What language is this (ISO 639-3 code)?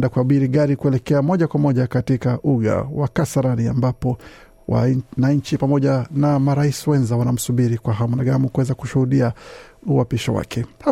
swa